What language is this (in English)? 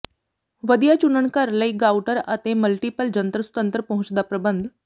Punjabi